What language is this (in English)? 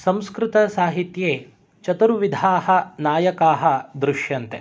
Sanskrit